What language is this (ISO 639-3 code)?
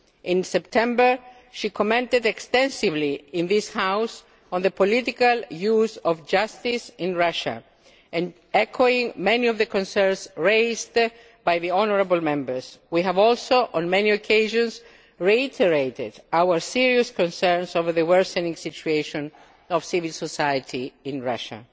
eng